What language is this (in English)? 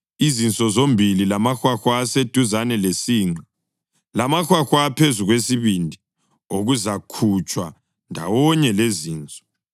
North Ndebele